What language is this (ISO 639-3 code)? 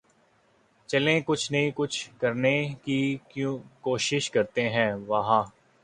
urd